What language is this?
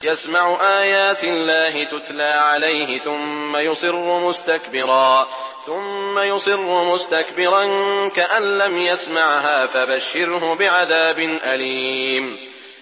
Arabic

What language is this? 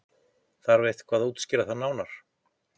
Icelandic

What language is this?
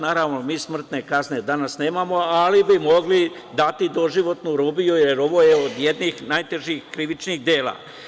Serbian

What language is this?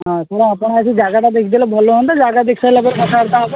Odia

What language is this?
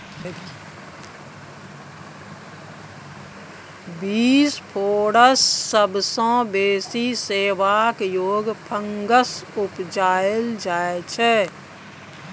Maithili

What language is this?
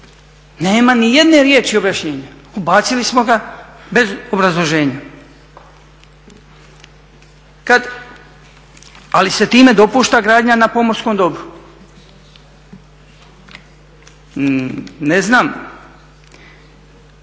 Croatian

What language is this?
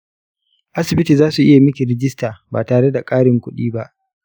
Hausa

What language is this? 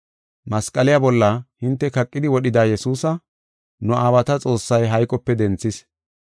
Gofa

